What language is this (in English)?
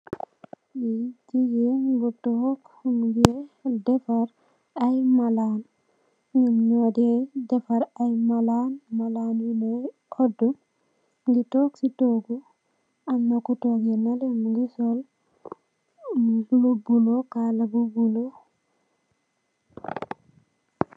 Wolof